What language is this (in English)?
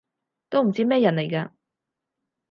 Cantonese